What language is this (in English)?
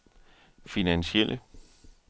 Danish